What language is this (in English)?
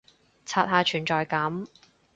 Cantonese